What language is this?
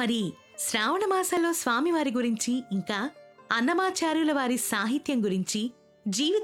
Telugu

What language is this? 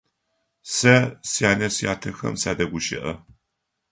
Adyghe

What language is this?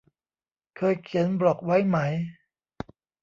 Thai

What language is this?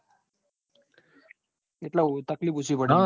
Gujarati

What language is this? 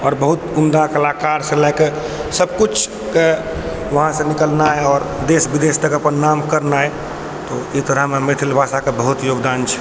Maithili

